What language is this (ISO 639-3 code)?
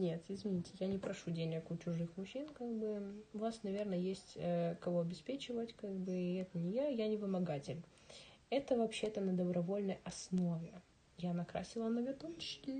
rus